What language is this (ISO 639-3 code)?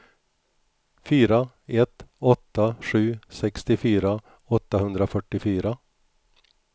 swe